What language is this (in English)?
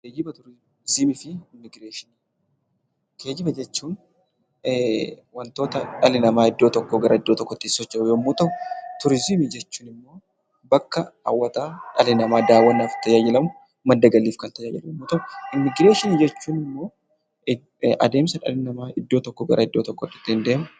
Oromo